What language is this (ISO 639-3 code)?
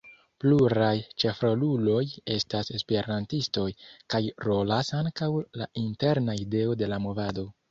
epo